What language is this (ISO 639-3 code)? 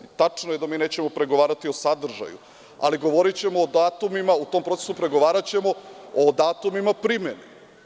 srp